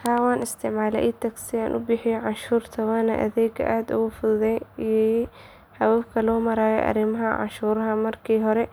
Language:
Somali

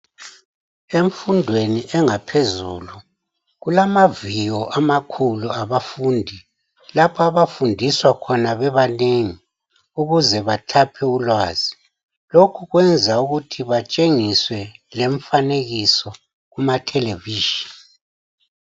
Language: North Ndebele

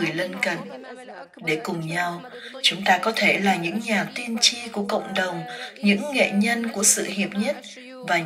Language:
Vietnamese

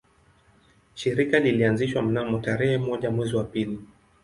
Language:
Swahili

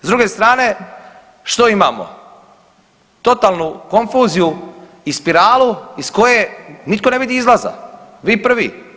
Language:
Croatian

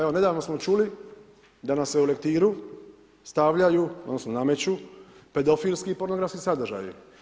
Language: Croatian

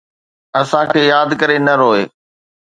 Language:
Sindhi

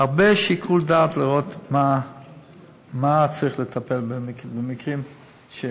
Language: Hebrew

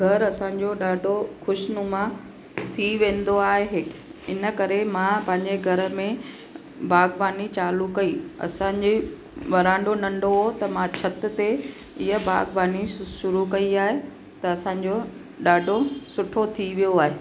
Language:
Sindhi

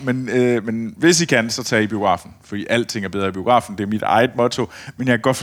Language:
Danish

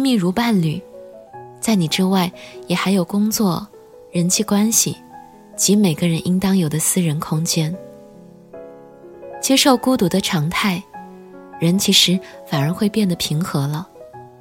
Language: Chinese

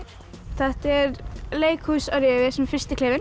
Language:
Icelandic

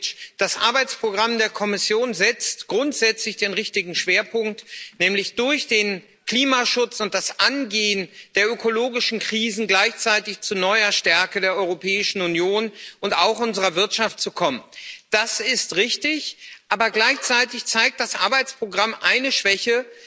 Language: German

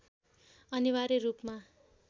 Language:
Nepali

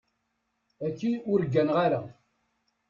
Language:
Kabyle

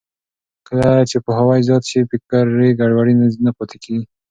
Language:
Pashto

